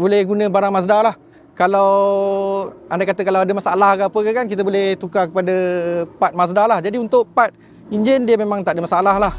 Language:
Malay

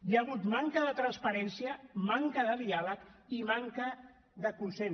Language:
Catalan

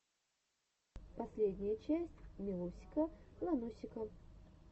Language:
Russian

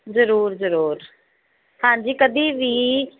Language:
Punjabi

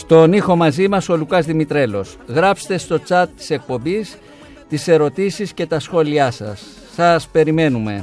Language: Greek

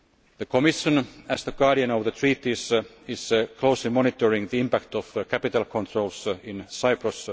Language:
English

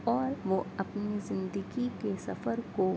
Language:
Urdu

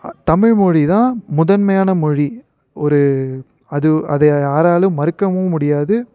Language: Tamil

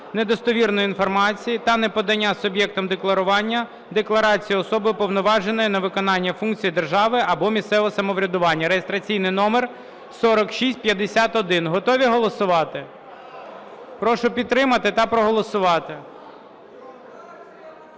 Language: Ukrainian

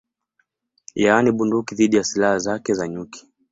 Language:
Swahili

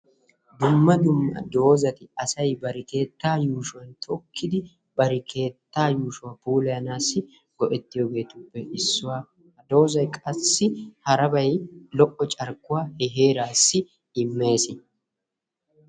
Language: Wolaytta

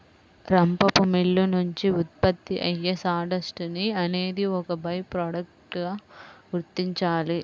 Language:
Telugu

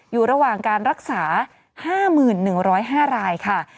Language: Thai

